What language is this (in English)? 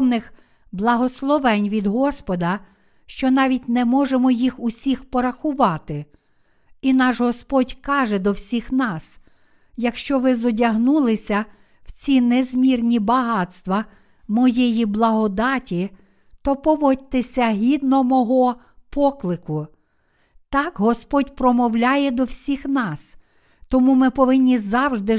Ukrainian